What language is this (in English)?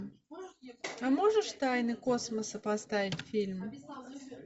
Russian